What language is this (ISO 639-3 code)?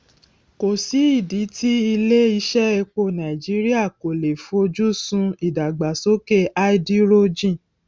yor